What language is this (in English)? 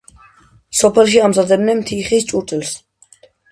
Georgian